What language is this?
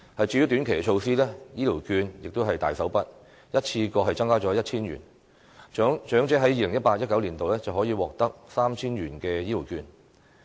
Cantonese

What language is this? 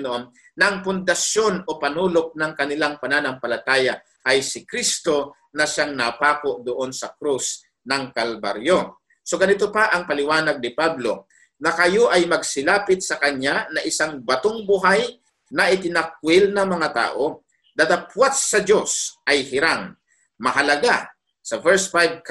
Filipino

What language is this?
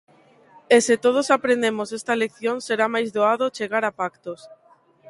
Galician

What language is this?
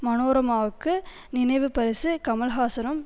Tamil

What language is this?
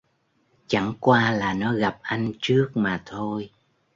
Vietnamese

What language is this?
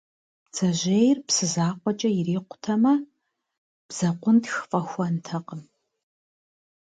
Kabardian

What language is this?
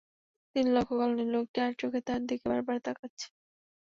Bangla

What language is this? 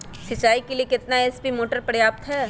Magahi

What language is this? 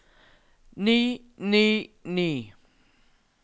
Norwegian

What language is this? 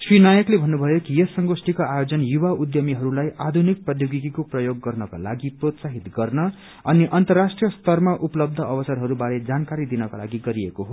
Nepali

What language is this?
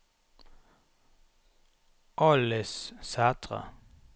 Norwegian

